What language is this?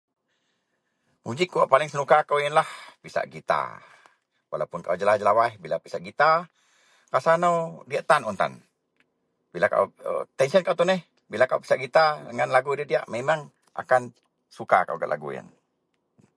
Central Melanau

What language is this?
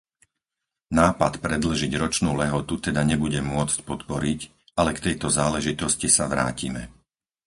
Slovak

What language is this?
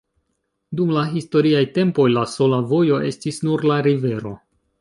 Esperanto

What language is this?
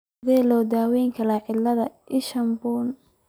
Somali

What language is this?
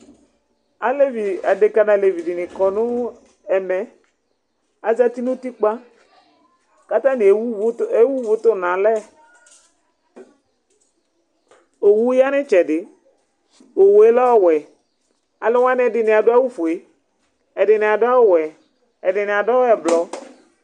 Ikposo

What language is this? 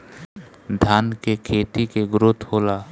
Bhojpuri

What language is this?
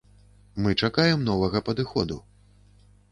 Belarusian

